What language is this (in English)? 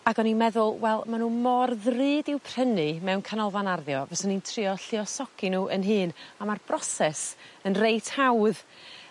Welsh